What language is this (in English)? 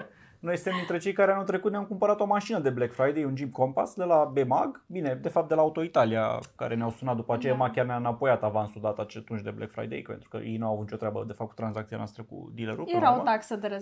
Romanian